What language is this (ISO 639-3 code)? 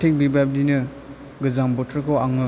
brx